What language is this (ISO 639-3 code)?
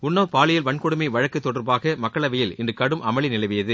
tam